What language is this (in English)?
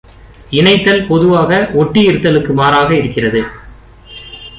Tamil